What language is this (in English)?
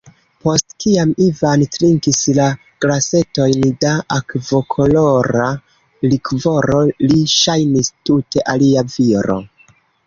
Esperanto